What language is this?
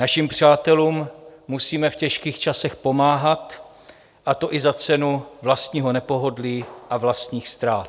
Czech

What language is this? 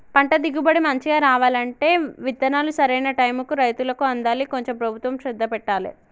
Telugu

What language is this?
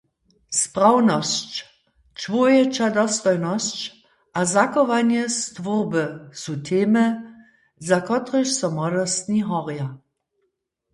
Upper Sorbian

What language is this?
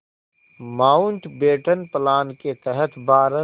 Hindi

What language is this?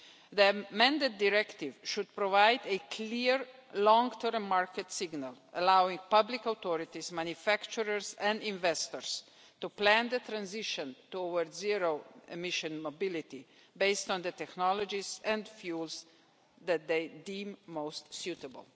English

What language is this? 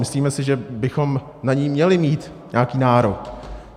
Czech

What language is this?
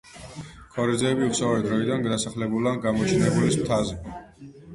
Georgian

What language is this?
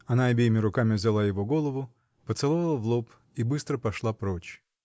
Russian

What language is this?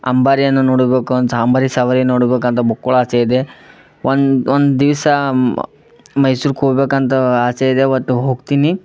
Kannada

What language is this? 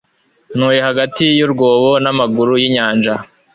Kinyarwanda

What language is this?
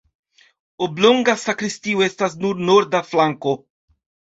Esperanto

